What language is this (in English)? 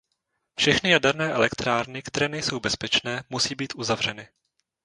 Czech